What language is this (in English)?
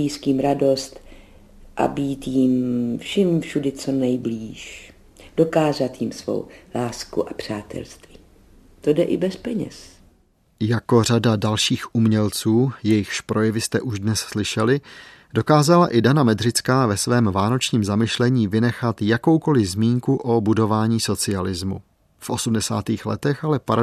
Czech